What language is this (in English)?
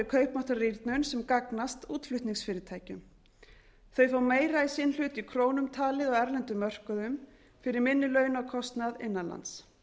Icelandic